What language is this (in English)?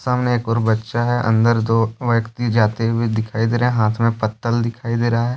Hindi